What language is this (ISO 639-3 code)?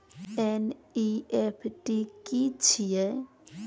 mai